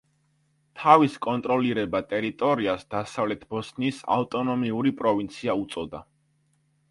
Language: Georgian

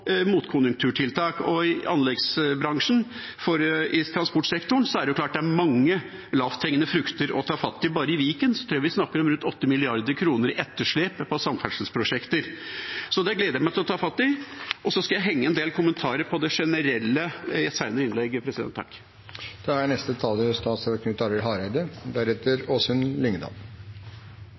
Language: Norwegian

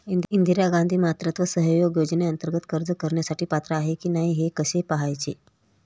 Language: Marathi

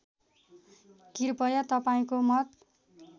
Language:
Nepali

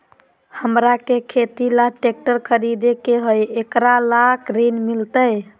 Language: Magahi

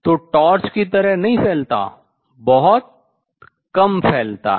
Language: Hindi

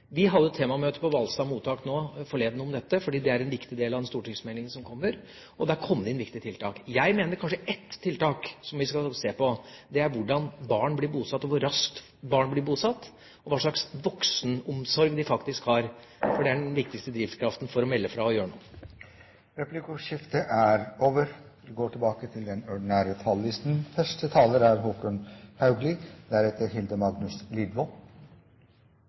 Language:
Norwegian Bokmål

